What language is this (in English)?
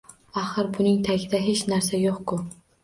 Uzbek